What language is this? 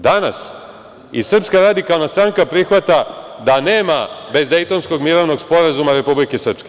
Serbian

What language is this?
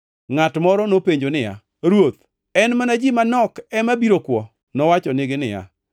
Luo (Kenya and Tanzania)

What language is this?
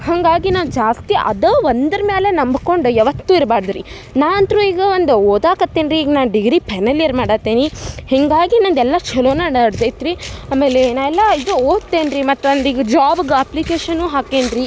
Kannada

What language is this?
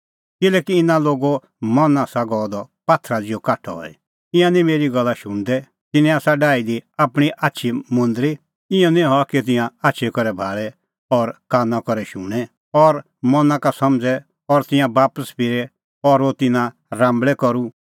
Kullu Pahari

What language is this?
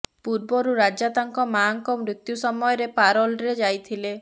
Odia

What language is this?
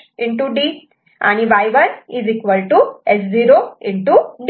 Marathi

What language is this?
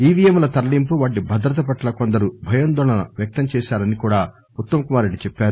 Telugu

